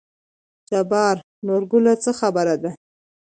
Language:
Pashto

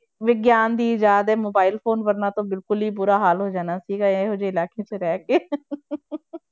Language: Punjabi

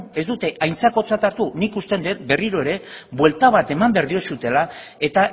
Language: Basque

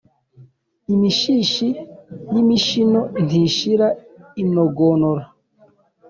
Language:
Kinyarwanda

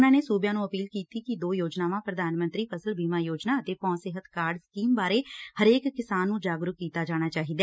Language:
Punjabi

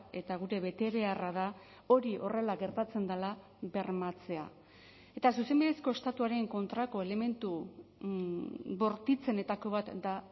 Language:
Basque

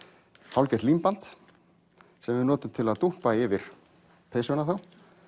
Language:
Icelandic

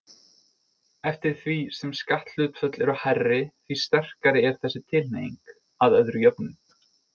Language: Icelandic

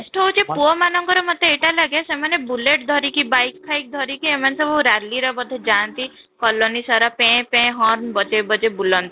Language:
Odia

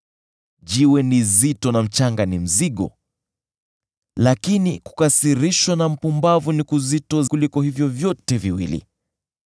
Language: Swahili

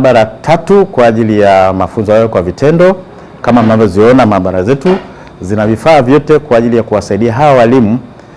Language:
Swahili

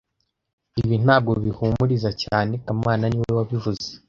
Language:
Kinyarwanda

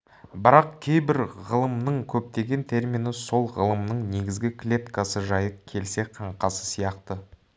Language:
Kazakh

